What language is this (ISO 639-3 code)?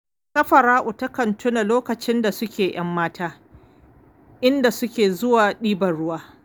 hau